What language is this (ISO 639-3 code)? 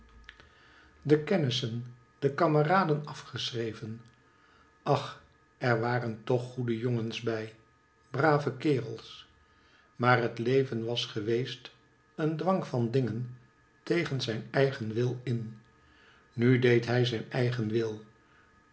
nld